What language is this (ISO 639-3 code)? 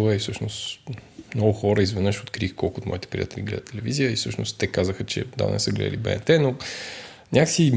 bul